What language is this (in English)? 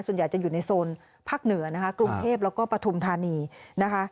Thai